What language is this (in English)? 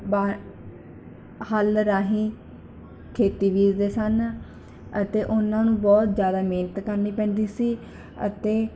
Punjabi